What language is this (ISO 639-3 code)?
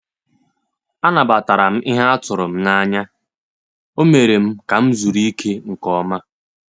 ibo